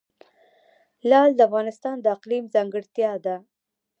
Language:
Pashto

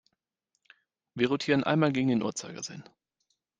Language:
German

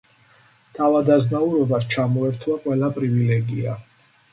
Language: Georgian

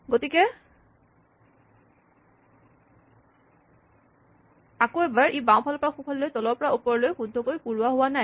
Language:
Assamese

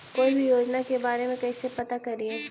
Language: Magahi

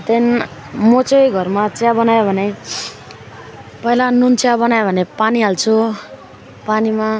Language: Nepali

